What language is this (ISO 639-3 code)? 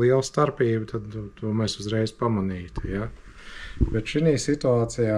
lav